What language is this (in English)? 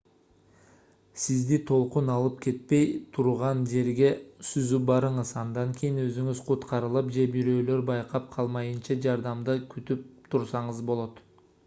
Kyrgyz